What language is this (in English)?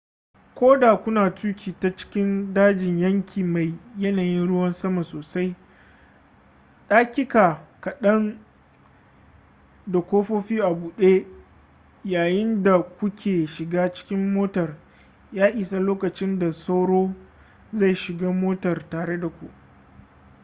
Hausa